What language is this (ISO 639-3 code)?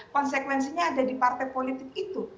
ind